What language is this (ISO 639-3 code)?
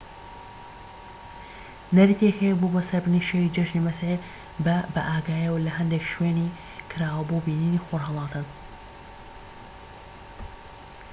ckb